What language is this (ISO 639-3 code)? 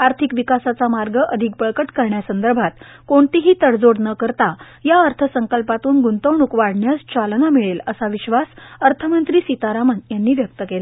mar